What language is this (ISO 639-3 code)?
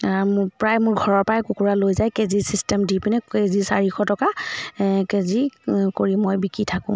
asm